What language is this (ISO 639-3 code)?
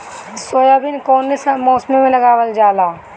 bho